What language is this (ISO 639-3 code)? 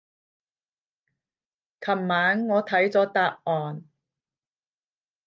yue